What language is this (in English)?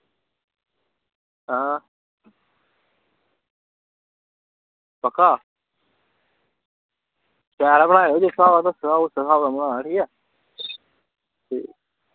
Dogri